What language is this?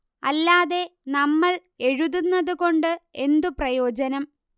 Malayalam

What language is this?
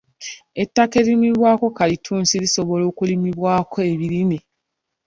Ganda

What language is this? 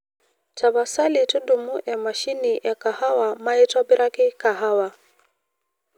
Masai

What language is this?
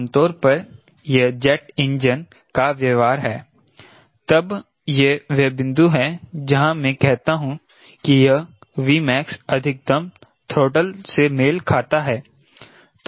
Hindi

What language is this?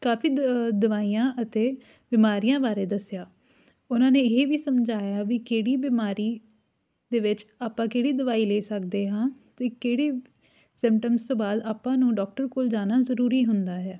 Punjabi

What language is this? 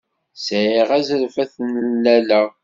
Kabyle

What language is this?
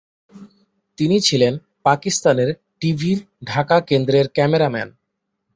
Bangla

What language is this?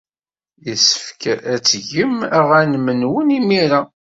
Kabyle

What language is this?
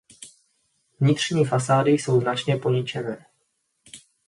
Czech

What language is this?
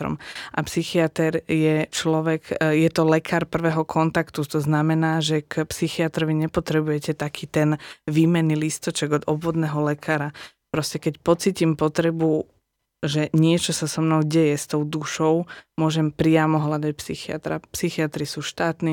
Slovak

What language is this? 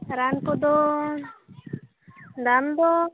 Santali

